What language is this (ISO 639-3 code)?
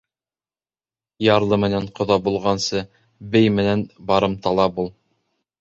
bak